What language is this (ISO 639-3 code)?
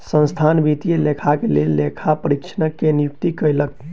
mai